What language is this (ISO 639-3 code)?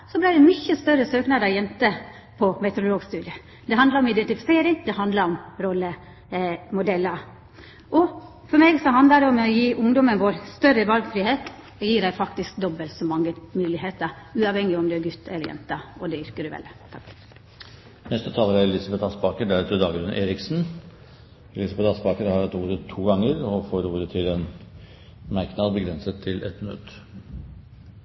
nor